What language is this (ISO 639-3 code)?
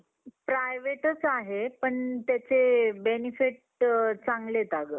mar